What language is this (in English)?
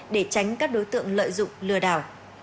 Vietnamese